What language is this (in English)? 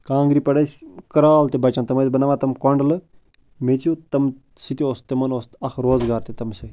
Kashmiri